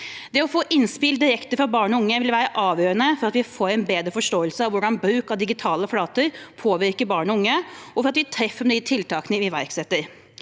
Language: Norwegian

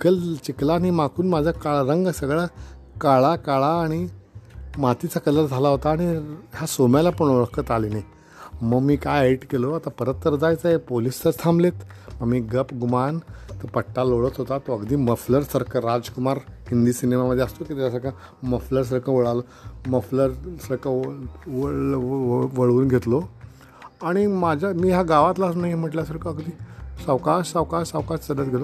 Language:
Marathi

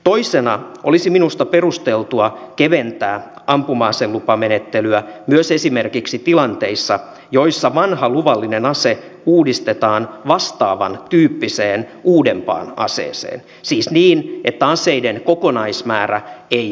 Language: Finnish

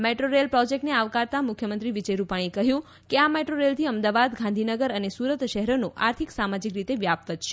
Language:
Gujarati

